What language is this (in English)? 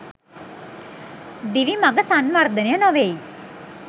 Sinhala